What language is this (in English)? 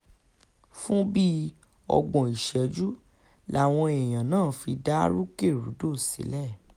Yoruba